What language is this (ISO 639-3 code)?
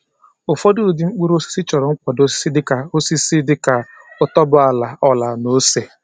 ibo